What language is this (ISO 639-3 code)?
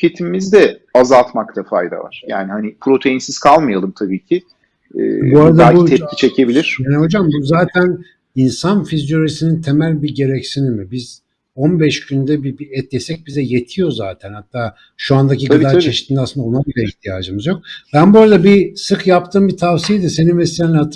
tur